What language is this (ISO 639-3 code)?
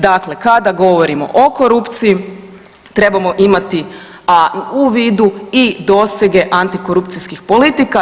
hrv